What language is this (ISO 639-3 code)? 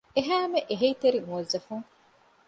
div